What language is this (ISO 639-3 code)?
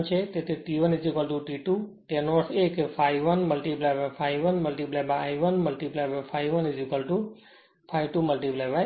guj